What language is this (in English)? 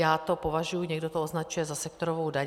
Czech